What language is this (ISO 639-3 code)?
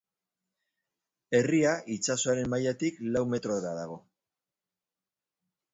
eus